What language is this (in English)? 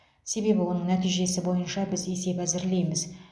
Kazakh